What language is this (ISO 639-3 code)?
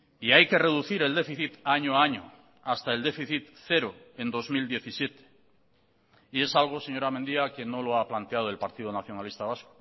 spa